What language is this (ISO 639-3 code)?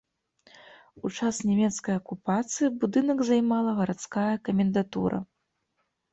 bel